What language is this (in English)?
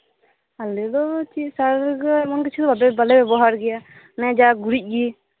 Santali